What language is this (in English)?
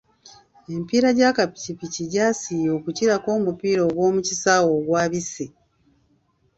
Ganda